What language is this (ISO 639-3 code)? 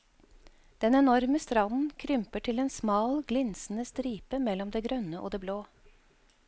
nor